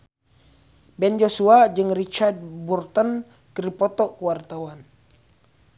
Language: Sundanese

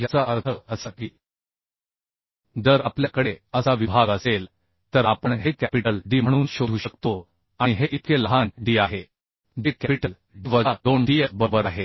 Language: Marathi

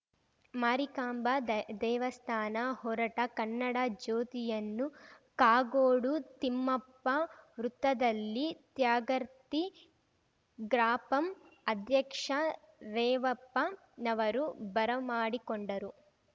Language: Kannada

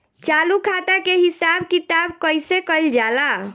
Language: Bhojpuri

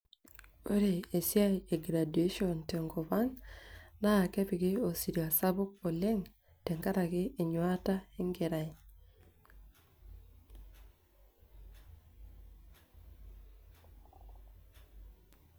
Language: Masai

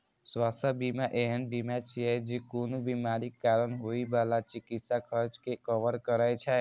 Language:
Maithili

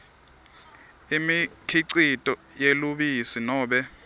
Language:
Swati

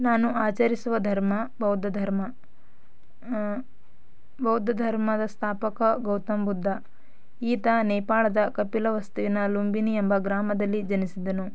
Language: Kannada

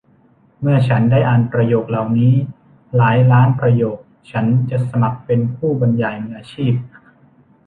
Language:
Thai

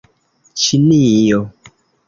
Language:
Esperanto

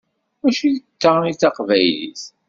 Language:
Kabyle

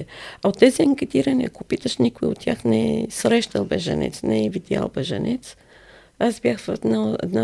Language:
Bulgarian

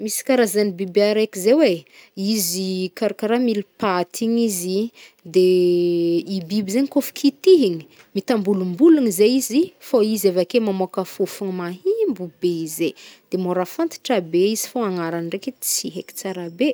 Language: Northern Betsimisaraka Malagasy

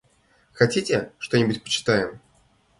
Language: Russian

